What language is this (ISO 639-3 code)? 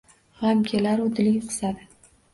uzb